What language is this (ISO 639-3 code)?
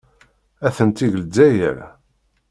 kab